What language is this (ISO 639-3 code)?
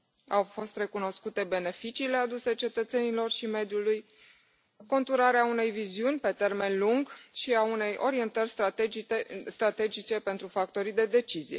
ron